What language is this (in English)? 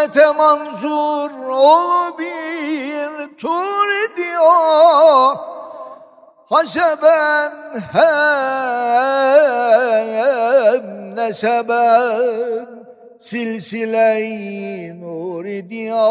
Turkish